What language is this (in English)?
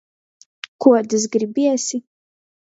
Latgalian